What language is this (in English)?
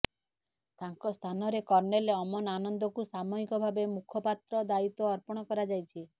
Odia